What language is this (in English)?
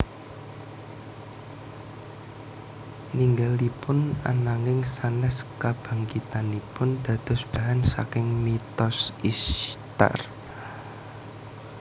Javanese